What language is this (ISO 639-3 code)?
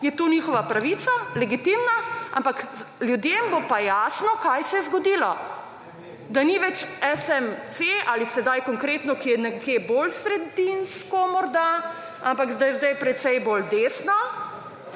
slv